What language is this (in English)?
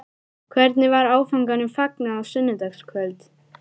Icelandic